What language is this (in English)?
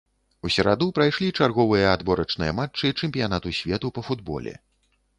Belarusian